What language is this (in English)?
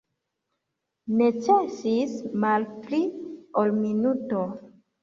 Esperanto